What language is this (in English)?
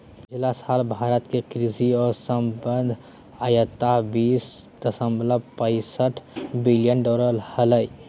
Magahi